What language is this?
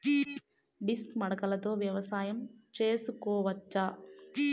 Telugu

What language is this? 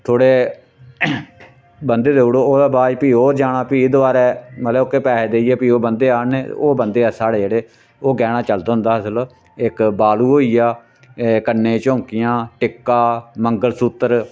Dogri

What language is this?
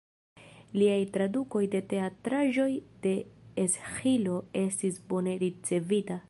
Esperanto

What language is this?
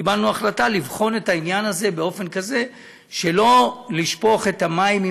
Hebrew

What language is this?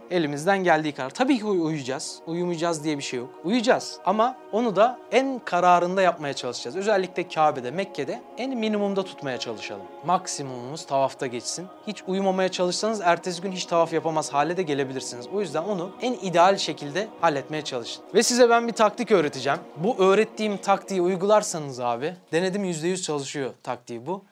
Turkish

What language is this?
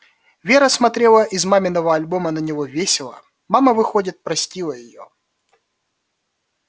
Russian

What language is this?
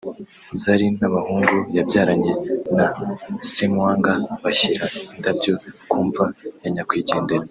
Kinyarwanda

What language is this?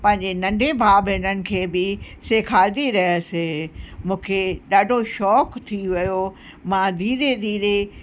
Sindhi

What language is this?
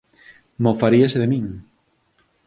Galician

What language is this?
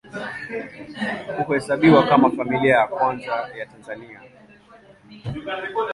Swahili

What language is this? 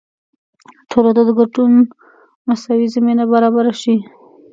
Pashto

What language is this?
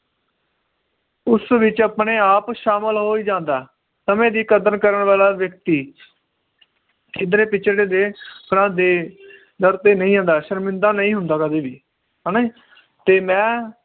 Punjabi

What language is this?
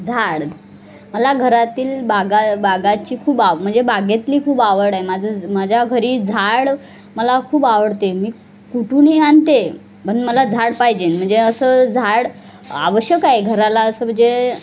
Marathi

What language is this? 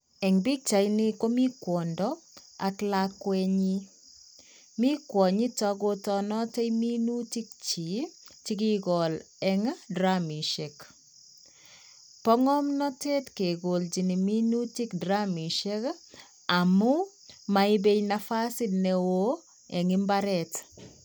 Kalenjin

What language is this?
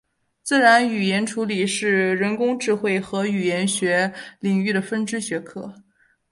Chinese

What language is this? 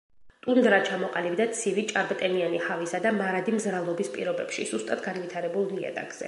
Georgian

